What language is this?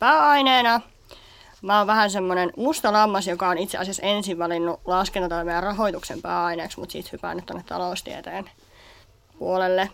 Finnish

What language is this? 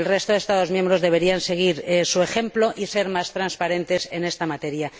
Spanish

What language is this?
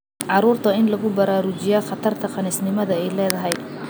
Somali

